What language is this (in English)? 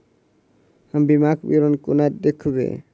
Maithili